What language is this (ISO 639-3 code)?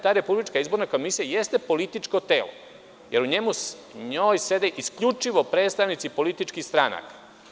srp